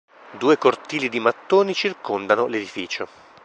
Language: Italian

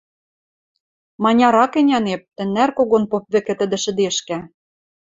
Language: Western Mari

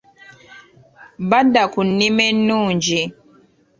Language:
Ganda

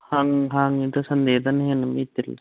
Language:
Manipuri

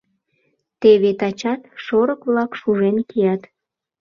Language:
Mari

